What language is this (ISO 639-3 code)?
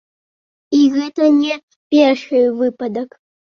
bel